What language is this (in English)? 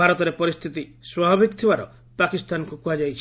Odia